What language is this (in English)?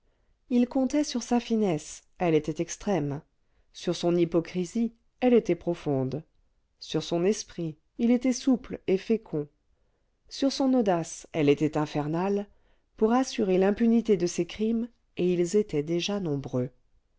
French